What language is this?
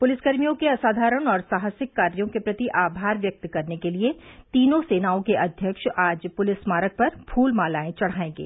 Hindi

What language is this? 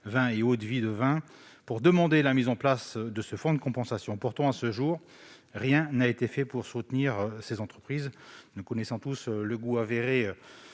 French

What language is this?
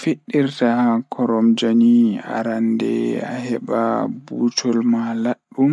Fula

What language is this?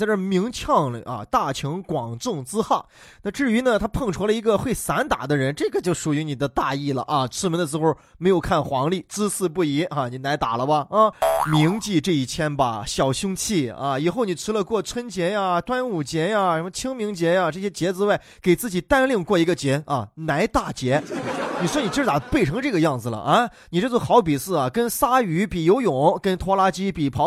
Chinese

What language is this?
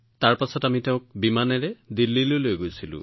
Assamese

